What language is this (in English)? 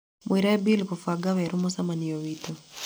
Kikuyu